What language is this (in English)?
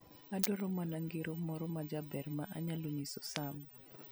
Luo (Kenya and Tanzania)